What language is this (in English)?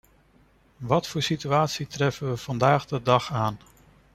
Dutch